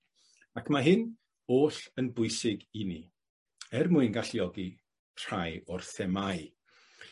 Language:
Welsh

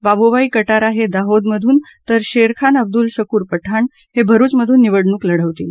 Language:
Marathi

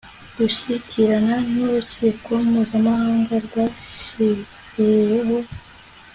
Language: Kinyarwanda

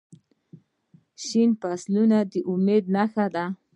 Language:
Pashto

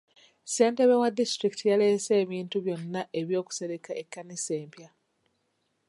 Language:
Ganda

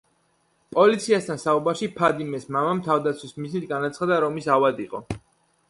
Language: Georgian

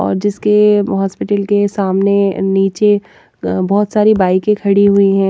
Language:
Hindi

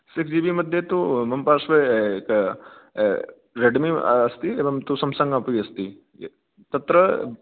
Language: Sanskrit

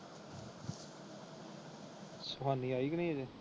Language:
Punjabi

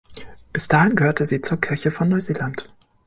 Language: German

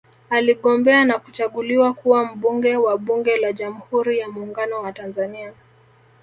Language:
Swahili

